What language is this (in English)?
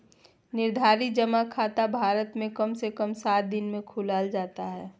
Magahi